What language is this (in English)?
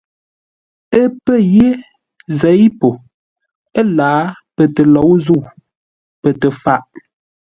Ngombale